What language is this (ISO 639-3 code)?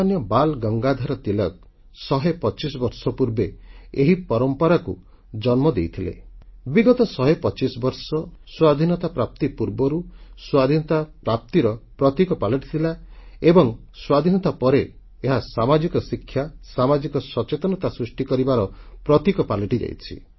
ori